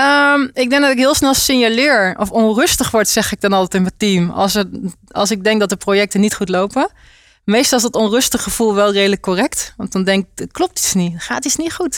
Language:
Dutch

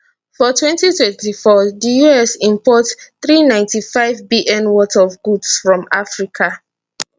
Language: Nigerian Pidgin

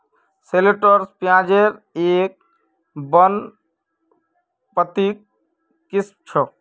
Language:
Magahi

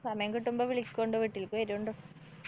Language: Malayalam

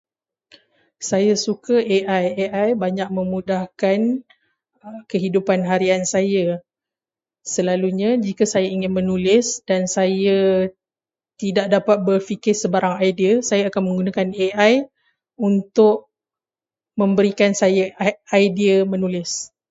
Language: Malay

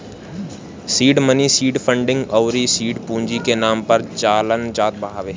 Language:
Bhojpuri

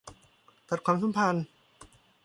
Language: Thai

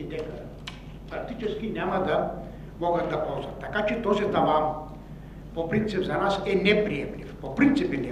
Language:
Bulgarian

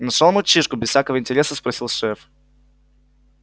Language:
Russian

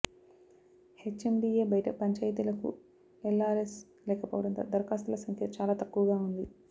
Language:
Telugu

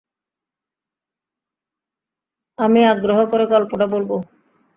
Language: Bangla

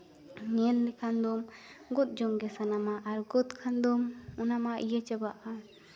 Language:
Santali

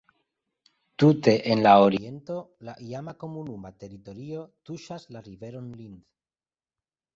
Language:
Esperanto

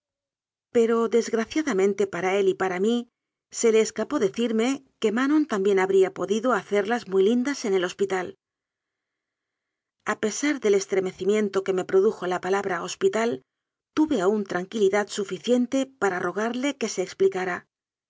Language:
Spanish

